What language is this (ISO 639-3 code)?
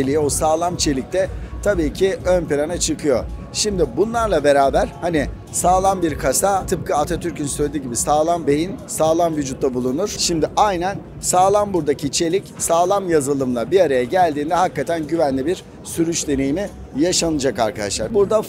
tur